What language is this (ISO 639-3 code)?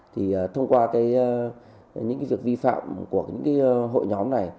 vie